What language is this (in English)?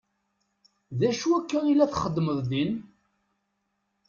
Kabyle